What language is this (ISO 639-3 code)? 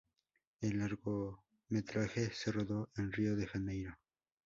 spa